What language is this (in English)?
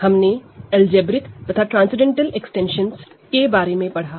Hindi